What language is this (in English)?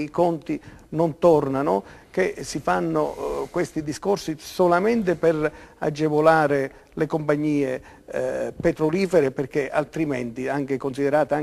Italian